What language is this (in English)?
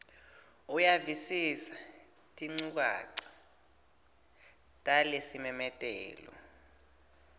Swati